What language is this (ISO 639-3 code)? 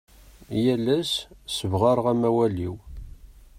kab